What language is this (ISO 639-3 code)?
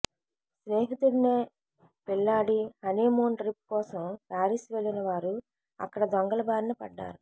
tel